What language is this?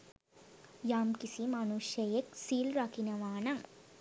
Sinhala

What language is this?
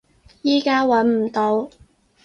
Cantonese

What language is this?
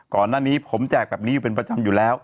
Thai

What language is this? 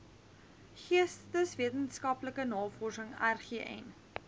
Afrikaans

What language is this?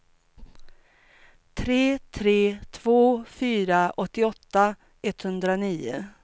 Swedish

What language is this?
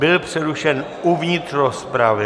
Czech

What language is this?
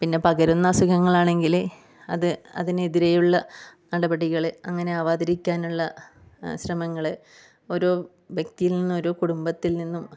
Malayalam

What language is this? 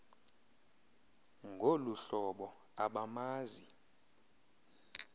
Xhosa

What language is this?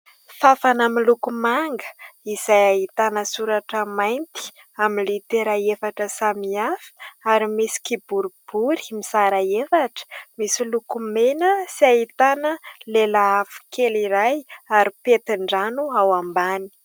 Malagasy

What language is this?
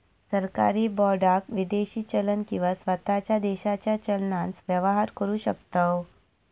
Marathi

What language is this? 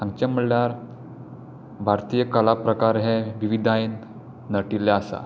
Konkani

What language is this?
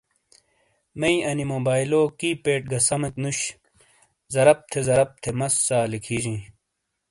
Shina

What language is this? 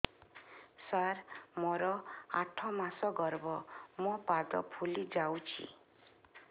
Odia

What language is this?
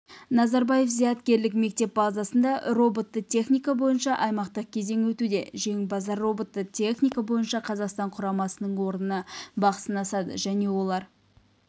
Kazakh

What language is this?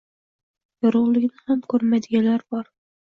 Uzbek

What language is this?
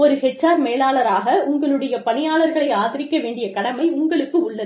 Tamil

